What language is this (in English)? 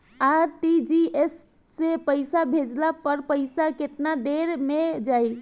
Bhojpuri